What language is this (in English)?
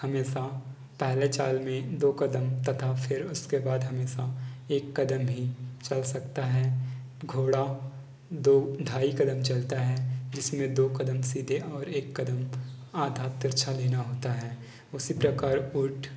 Hindi